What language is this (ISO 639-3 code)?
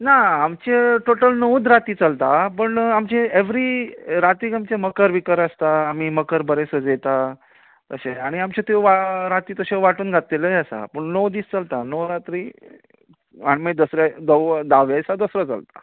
kok